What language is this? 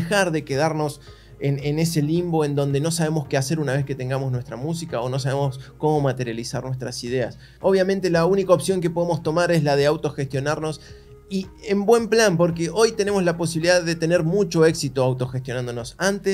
Spanish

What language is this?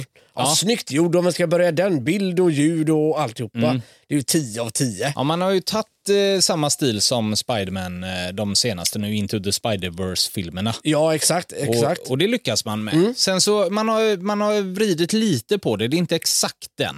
Swedish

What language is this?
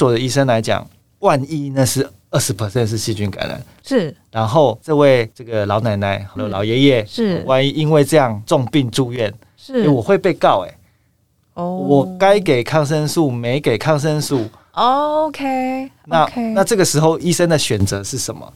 Chinese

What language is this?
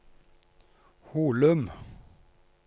Norwegian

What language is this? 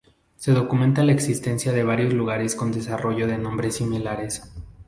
Spanish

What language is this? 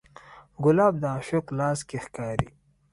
Pashto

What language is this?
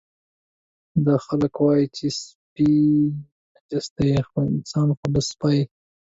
Pashto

